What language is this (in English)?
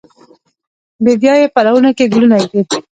Pashto